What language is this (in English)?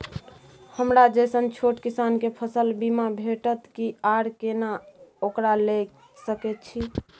Maithili